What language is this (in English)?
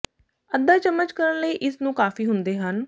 Punjabi